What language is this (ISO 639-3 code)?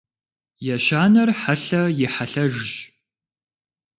kbd